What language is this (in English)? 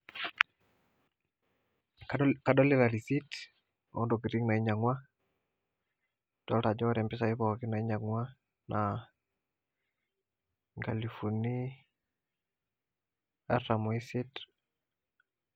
Masai